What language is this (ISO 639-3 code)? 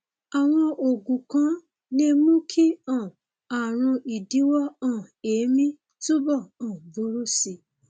yor